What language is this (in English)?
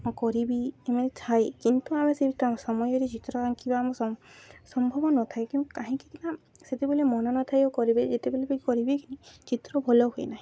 Odia